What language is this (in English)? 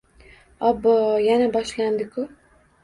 Uzbek